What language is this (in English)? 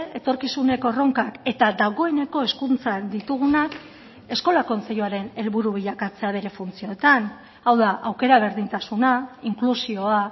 Basque